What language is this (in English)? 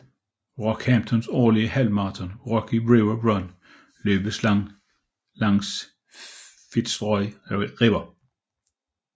Danish